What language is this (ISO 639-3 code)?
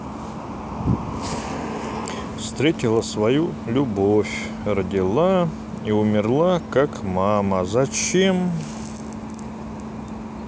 rus